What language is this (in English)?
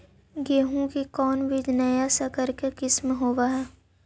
Magahi